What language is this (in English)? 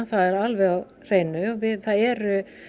Icelandic